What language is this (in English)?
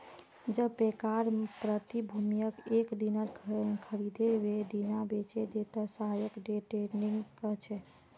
Magahi